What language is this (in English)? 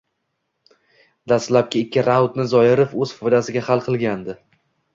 Uzbek